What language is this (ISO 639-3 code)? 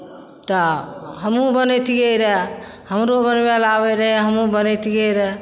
mai